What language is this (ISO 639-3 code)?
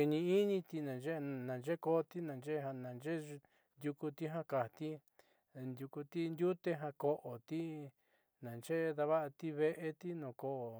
mxy